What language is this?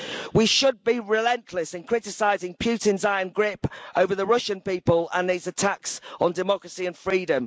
English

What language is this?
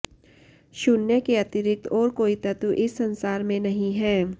Sanskrit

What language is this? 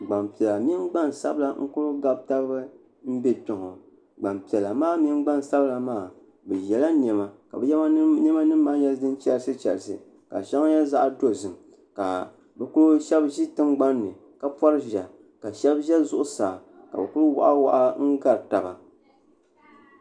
Dagbani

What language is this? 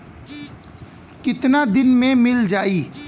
Bhojpuri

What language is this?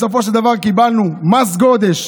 Hebrew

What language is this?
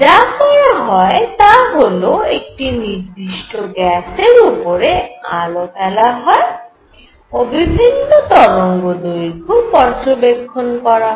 Bangla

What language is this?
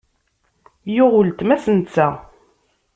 Kabyle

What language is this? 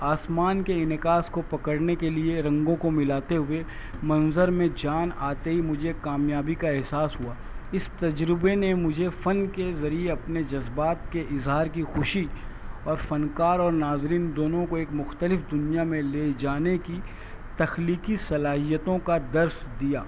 Urdu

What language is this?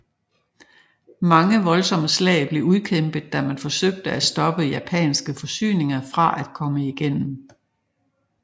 Danish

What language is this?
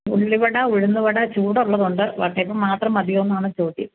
Malayalam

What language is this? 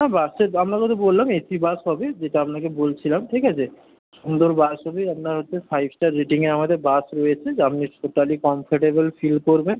Bangla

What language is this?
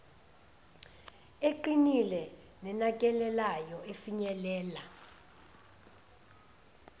Zulu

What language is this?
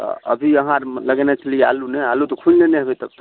Maithili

